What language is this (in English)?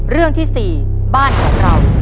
Thai